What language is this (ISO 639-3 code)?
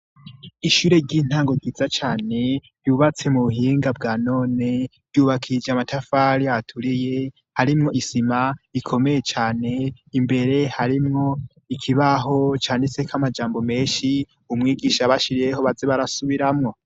run